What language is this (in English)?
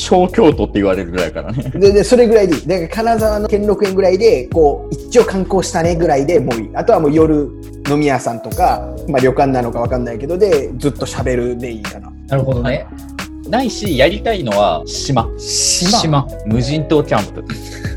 Japanese